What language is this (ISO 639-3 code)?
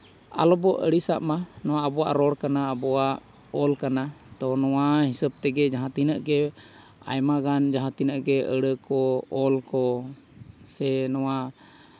sat